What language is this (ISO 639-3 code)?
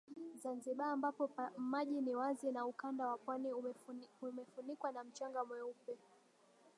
swa